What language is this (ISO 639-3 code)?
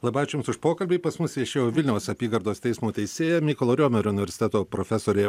lit